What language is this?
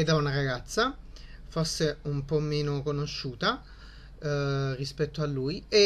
Italian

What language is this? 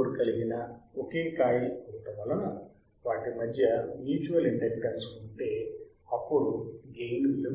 Telugu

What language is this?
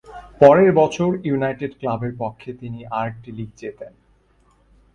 Bangla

